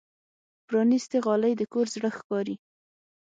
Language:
Pashto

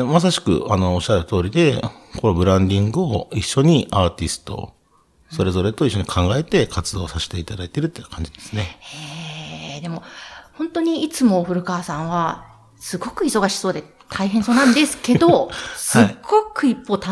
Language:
Japanese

